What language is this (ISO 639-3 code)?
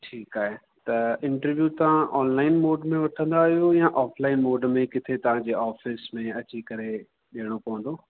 snd